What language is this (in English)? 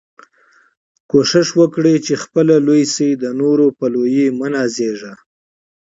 Pashto